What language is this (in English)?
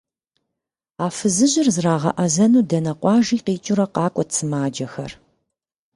Kabardian